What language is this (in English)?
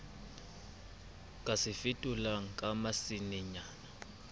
Southern Sotho